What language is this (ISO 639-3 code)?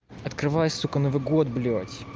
rus